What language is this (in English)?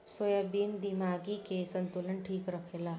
Bhojpuri